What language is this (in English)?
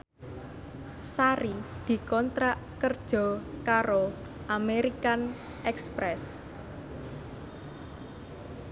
Javanese